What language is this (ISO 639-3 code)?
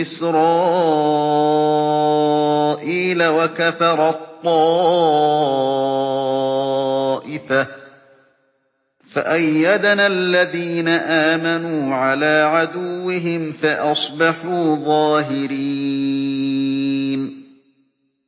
ara